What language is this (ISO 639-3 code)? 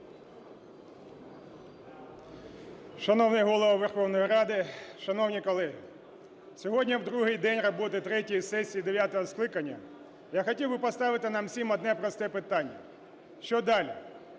ukr